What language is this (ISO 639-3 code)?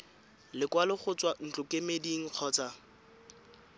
tsn